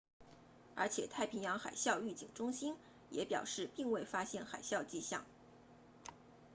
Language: Chinese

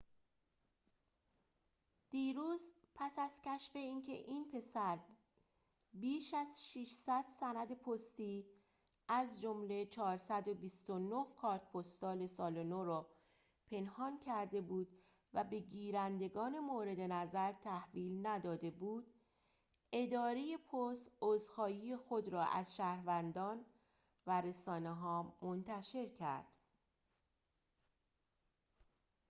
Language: Persian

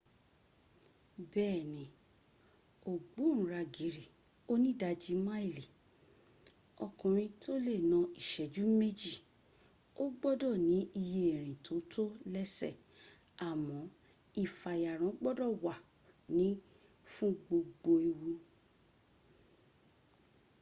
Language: Yoruba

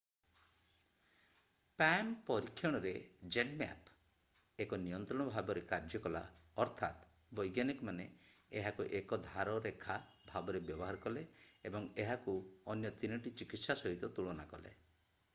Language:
Odia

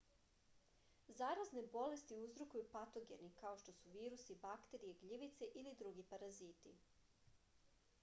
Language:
Serbian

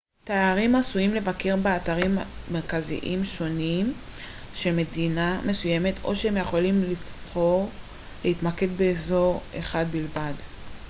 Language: Hebrew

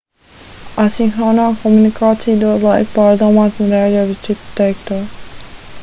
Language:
Latvian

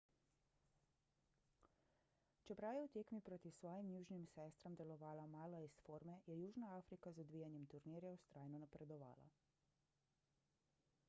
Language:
Slovenian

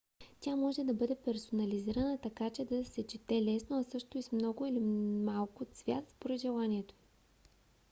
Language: Bulgarian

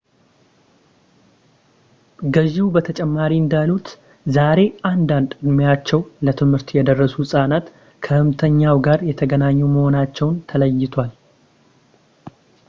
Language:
Amharic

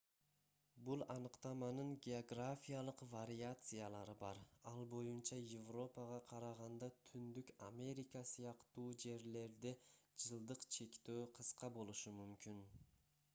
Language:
Kyrgyz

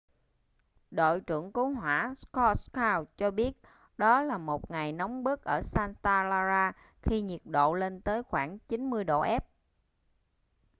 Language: Vietnamese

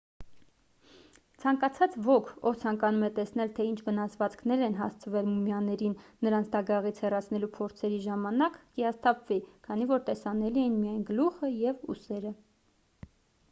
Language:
Armenian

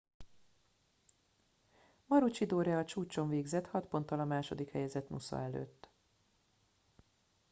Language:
Hungarian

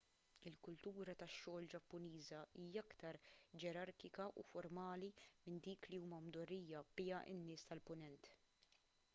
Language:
Maltese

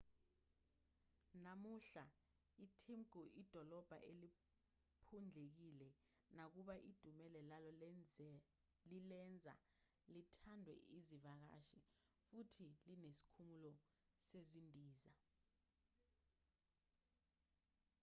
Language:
Zulu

